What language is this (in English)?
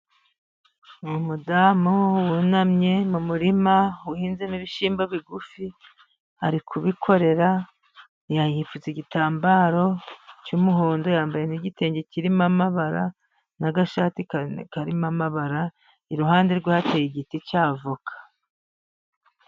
Kinyarwanda